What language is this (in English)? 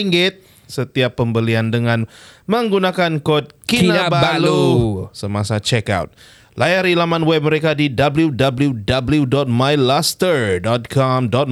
Malay